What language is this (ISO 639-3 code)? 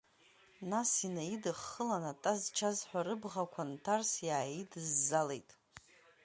abk